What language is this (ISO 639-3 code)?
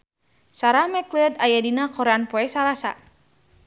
sun